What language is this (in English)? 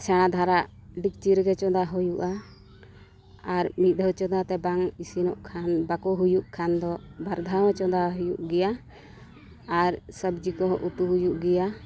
Santali